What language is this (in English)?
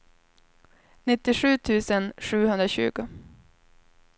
Swedish